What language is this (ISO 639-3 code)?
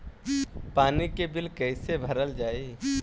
bho